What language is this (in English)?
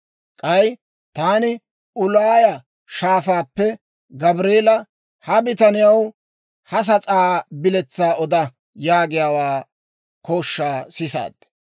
Dawro